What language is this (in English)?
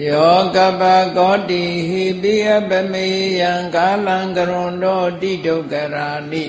Thai